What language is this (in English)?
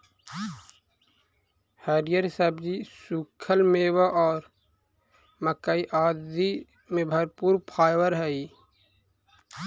Magahi